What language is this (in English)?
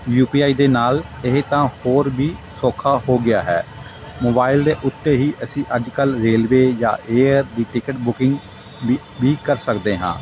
Punjabi